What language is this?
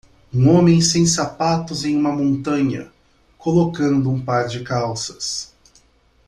Portuguese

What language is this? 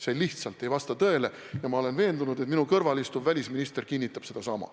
Estonian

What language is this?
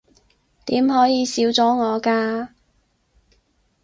Cantonese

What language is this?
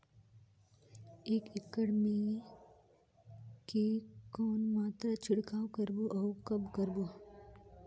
Chhattisgarhi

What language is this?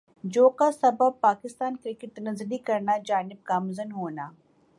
Urdu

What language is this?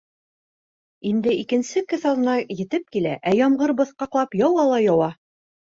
Bashkir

